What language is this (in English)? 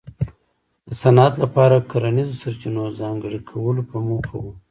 Pashto